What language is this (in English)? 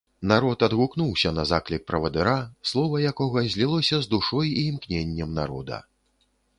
Belarusian